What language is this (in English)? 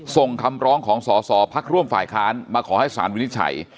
Thai